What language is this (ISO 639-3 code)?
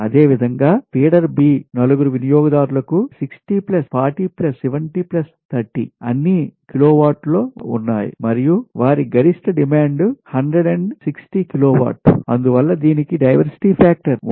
tel